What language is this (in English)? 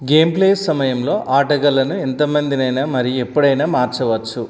Telugu